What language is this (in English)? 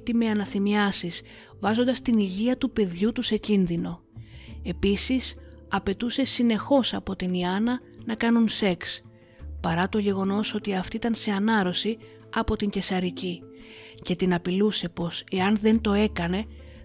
Greek